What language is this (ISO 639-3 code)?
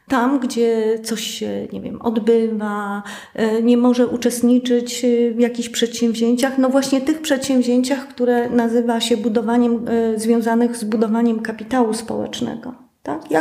pol